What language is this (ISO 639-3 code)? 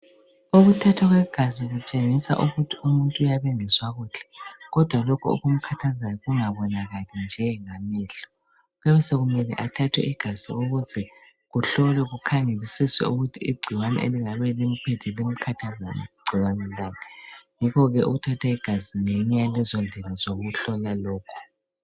nde